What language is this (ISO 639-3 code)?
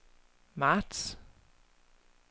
dan